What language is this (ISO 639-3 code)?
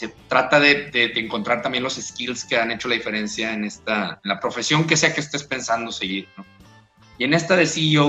spa